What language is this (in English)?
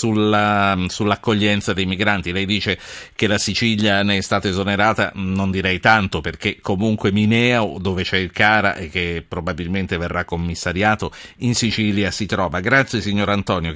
Italian